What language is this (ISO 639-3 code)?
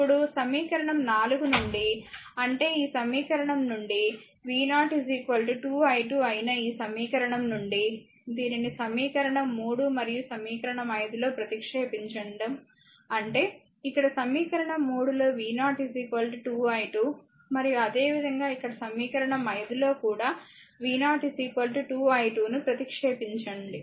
tel